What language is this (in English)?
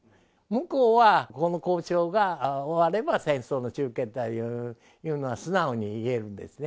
Japanese